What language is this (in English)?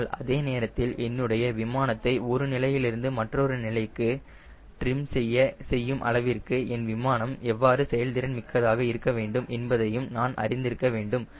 Tamil